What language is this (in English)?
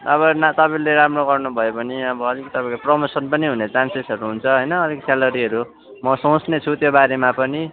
Nepali